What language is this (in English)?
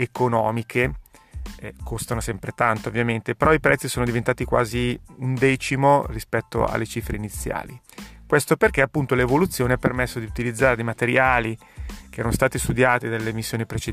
Italian